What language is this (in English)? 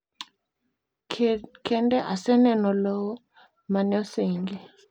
Luo (Kenya and Tanzania)